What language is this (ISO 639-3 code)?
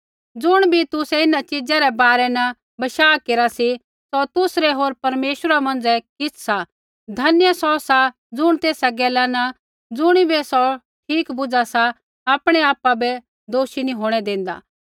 kfx